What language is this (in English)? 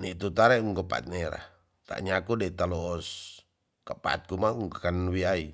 Tonsea